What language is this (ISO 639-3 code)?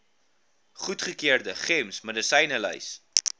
afr